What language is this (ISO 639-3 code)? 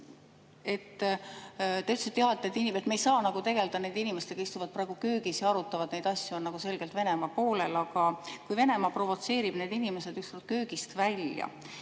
est